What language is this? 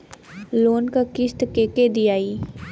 Bhojpuri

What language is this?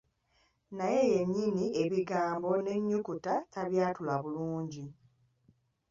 Ganda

